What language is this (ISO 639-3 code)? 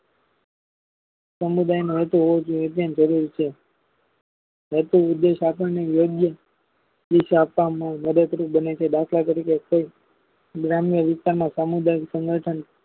guj